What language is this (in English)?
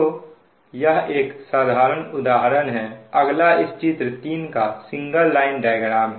Hindi